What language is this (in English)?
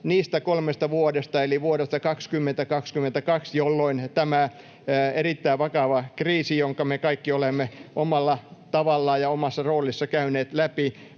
Finnish